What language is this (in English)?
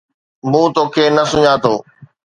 Sindhi